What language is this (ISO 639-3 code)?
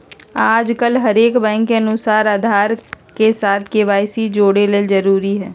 mag